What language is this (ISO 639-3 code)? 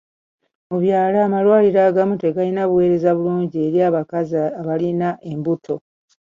lug